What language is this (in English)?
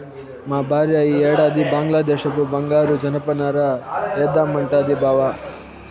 Telugu